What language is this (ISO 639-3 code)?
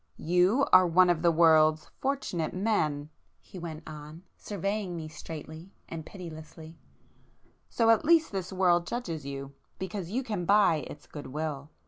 eng